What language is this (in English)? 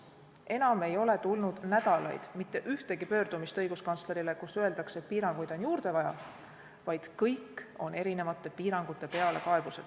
Estonian